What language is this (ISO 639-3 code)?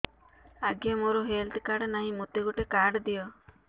ori